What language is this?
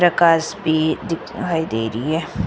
Hindi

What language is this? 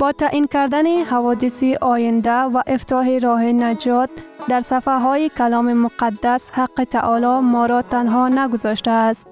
Persian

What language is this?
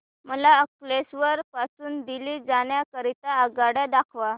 Marathi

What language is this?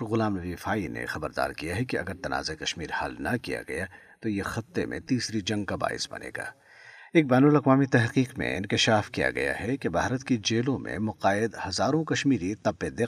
Urdu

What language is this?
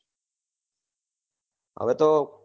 Gujarati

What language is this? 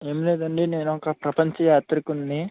Telugu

